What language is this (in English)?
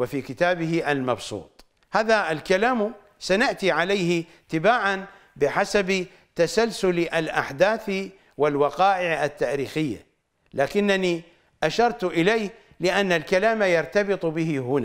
Arabic